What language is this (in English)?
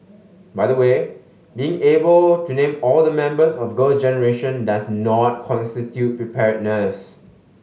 English